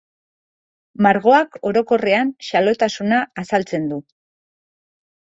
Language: Basque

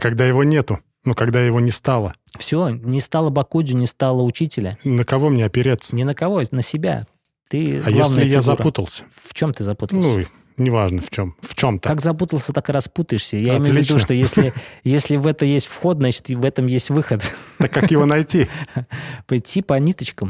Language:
Russian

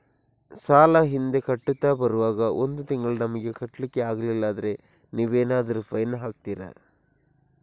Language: Kannada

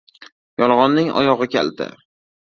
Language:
Uzbek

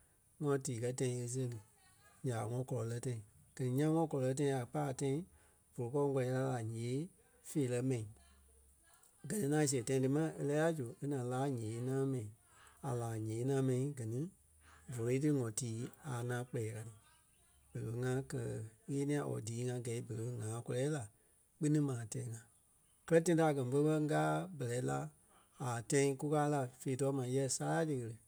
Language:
Kpelle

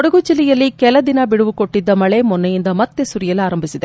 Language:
Kannada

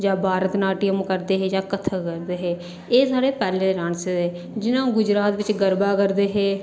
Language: Dogri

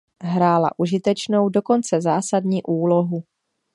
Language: Czech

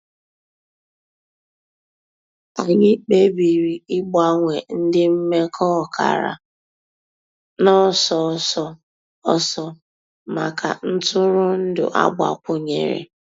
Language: Igbo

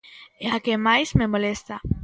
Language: Galician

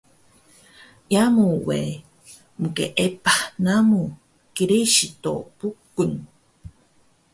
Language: Taroko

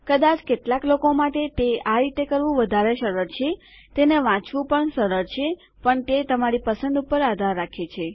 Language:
Gujarati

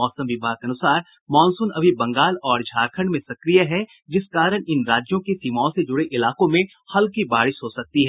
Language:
Hindi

